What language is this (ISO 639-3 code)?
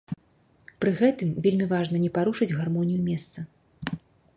bel